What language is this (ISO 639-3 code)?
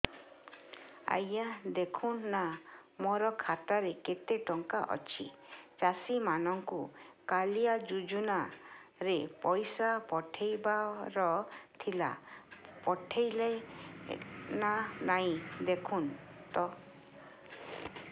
ori